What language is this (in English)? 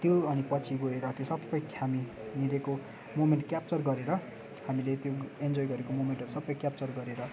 Nepali